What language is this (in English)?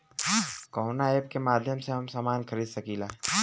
Bhojpuri